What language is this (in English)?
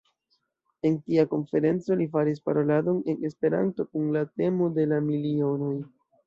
Esperanto